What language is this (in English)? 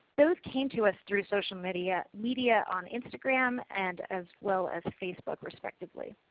English